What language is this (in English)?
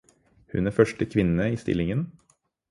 Norwegian Bokmål